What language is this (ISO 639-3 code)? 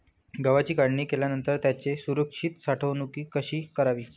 mar